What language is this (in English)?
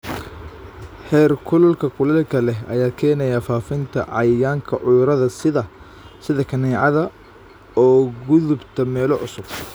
Somali